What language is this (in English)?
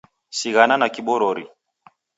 Taita